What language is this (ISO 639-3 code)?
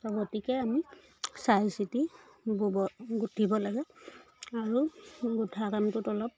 asm